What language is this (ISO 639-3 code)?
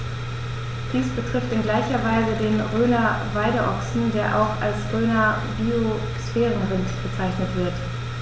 deu